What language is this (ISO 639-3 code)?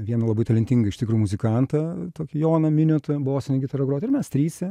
lit